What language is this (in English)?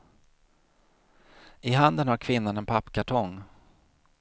Swedish